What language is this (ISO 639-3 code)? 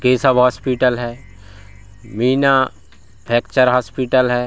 hin